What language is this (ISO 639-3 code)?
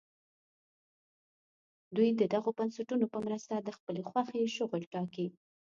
pus